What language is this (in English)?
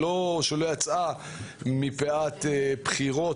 Hebrew